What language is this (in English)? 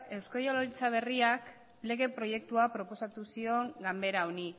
Basque